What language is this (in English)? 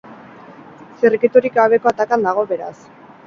Basque